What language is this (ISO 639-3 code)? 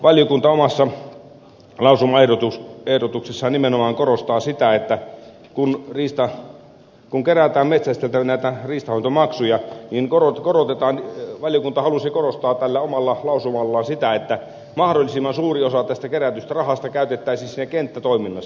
fin